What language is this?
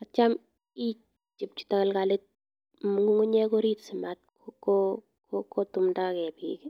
Kalenjin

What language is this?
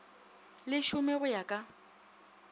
Northern Sotho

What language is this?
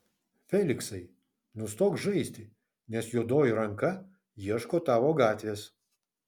Lithuanian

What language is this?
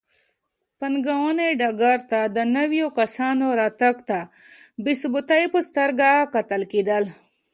Pashto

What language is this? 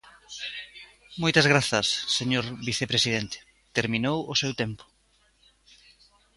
Galician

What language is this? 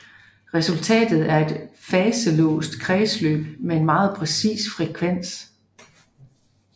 Danish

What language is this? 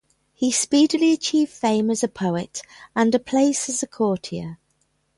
English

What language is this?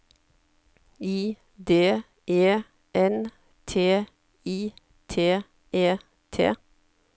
Norwegian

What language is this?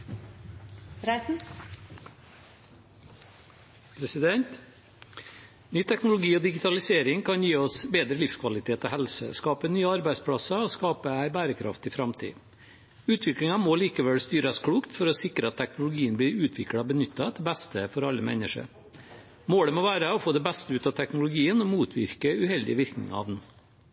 Norwegian Bokmål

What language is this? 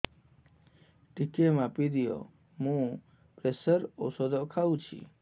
Odia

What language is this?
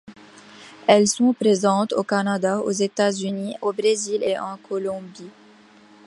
French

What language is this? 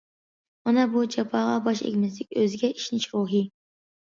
Uyghur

